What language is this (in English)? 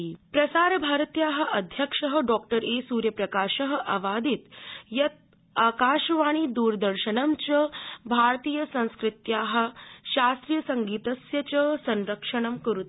Sanskrit